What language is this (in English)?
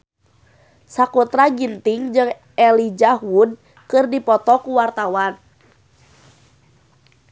Sundanese